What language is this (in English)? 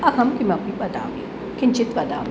Sanskrit